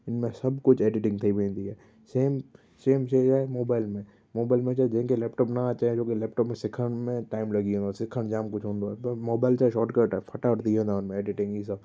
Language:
Sindhi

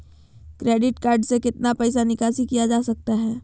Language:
Magahi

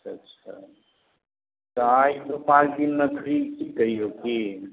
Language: Maithili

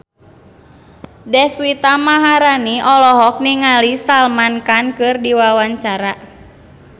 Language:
Sundanese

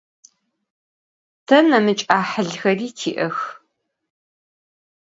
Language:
Adyghe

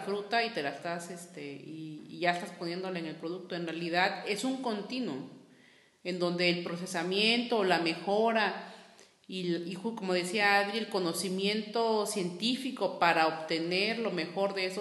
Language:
Spanish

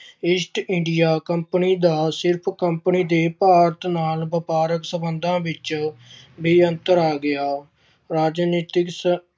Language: Punjabi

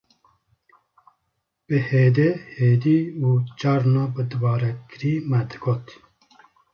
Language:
Kurdish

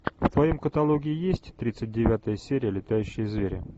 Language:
Russian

